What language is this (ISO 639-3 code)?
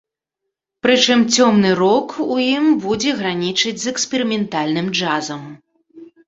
bel